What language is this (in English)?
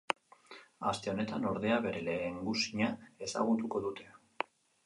Basque